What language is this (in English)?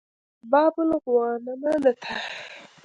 Pashto